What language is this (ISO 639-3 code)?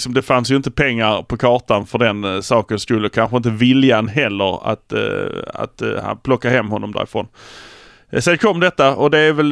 swe